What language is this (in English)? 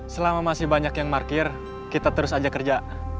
Indonesian